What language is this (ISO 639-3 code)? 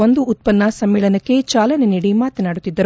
kan